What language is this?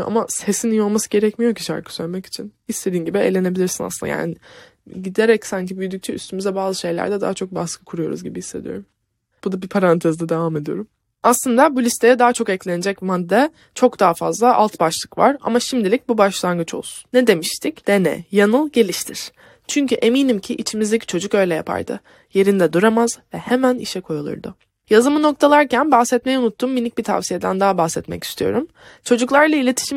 Turkish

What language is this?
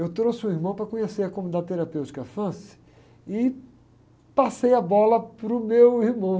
Portuguese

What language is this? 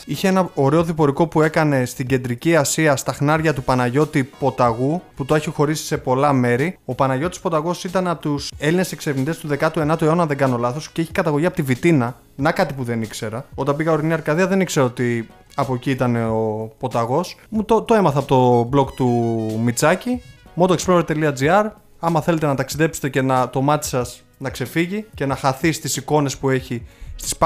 Greek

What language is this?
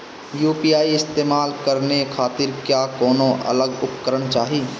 Bhojpuri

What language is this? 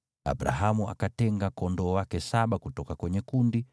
Swahili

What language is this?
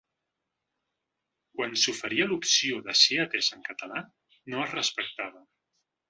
Catalan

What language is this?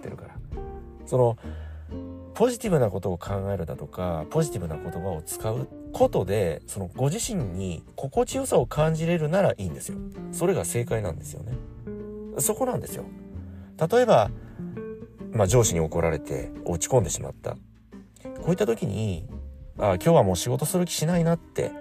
Japanese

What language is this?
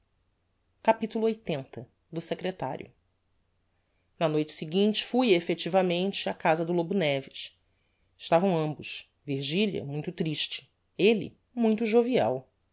Portuguese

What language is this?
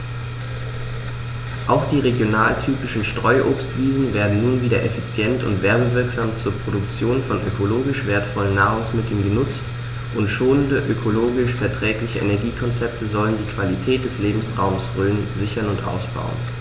German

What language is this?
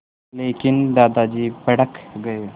Hindi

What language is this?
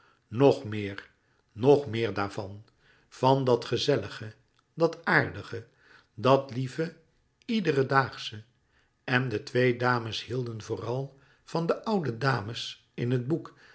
Dutch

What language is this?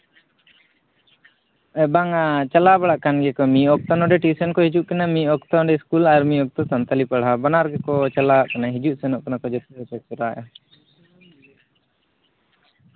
Santali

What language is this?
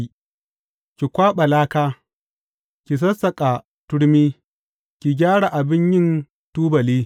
Hausa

